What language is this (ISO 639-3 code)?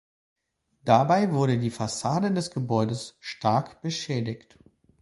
deu